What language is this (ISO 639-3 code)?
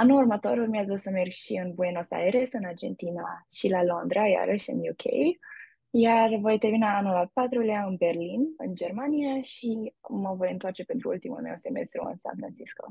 ron